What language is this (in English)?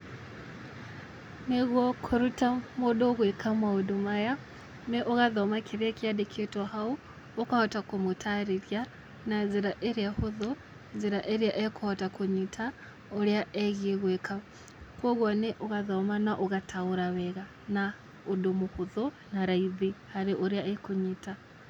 Kikuyu